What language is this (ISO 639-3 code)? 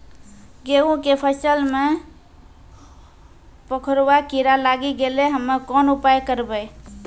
mai